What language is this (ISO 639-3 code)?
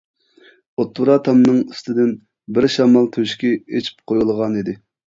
uig